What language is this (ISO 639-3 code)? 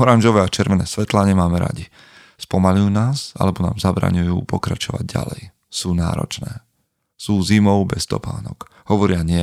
slk